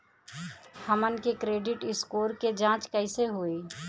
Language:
Bhojpuri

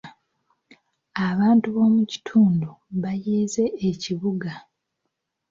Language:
Ganda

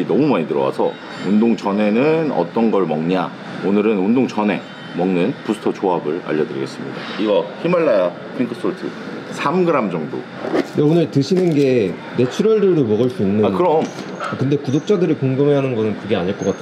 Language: Korean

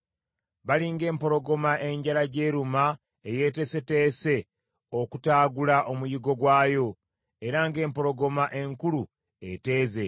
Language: Ganda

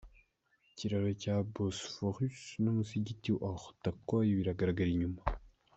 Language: Kinyarwanda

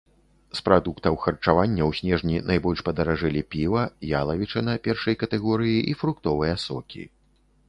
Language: Belarusian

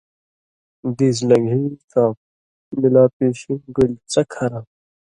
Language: Indus Kohistani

